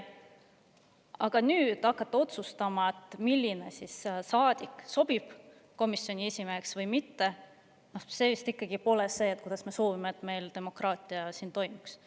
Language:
Estonian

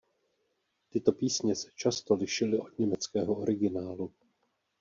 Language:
Czech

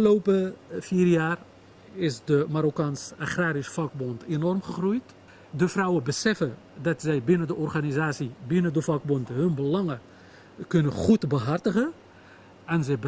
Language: Dutch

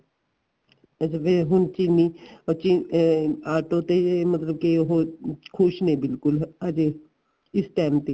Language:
Punjabi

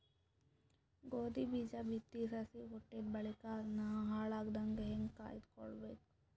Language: Kannada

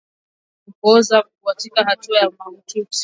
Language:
Swahili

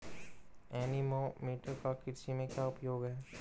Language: Hindi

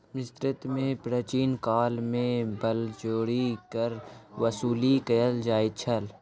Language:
Maithili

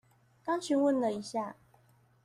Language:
Chinese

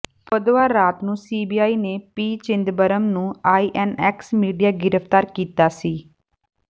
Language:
Punjabi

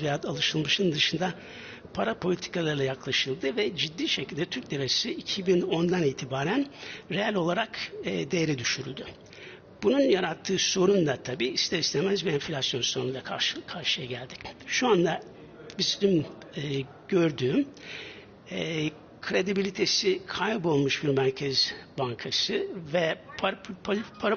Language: Turkish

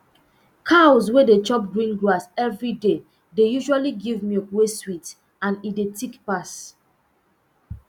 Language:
Nigerian Pidgin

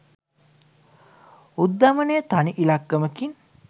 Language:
Sinhala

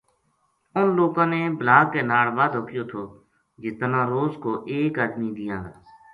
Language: Gujari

